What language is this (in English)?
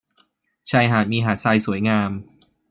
Thai